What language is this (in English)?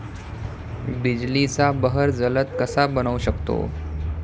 Marathi